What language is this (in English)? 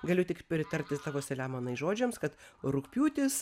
Lithuanian